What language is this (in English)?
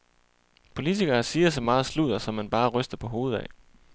Danish